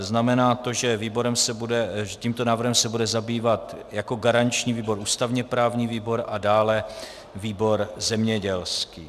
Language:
Czech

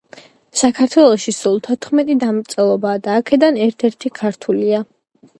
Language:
Georgian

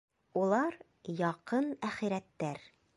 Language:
Bashkir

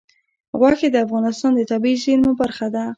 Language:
Pashto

